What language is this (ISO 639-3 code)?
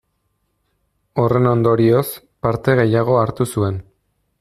eus